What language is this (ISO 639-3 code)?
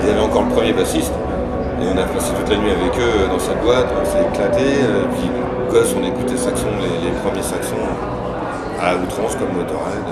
fra